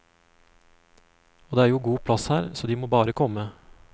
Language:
Norwegian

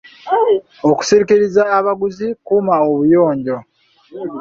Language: Ganda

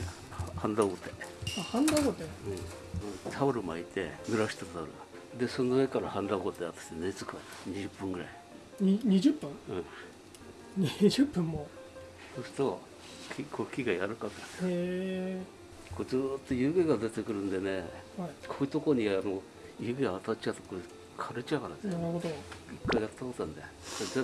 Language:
Japanese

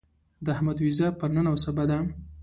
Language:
Pashto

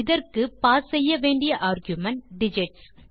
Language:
Tamil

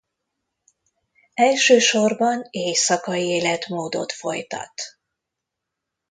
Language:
Hungarian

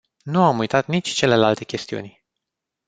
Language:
Romanian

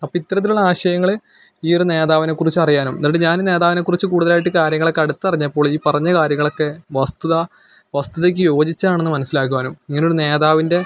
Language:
Malayalam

